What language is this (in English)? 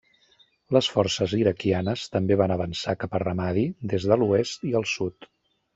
Catalan